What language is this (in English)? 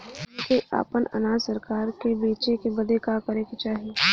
Bhojpuri